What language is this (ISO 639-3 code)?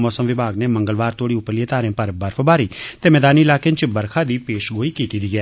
doi